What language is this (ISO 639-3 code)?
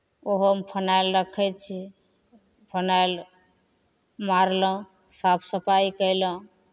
mai